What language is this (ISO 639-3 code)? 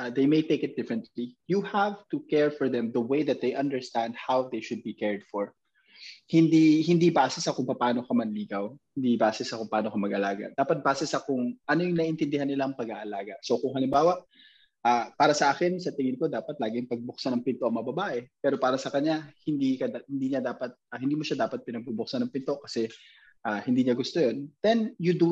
fil